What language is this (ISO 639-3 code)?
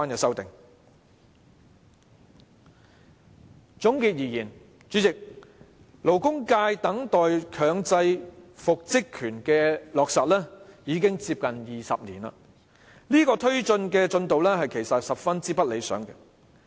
yue